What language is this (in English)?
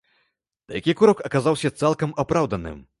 Belarusian